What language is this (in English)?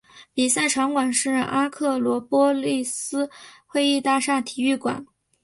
Chinese